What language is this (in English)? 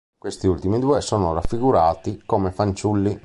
Italian